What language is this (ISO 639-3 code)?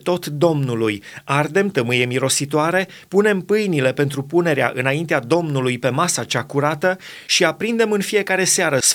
ron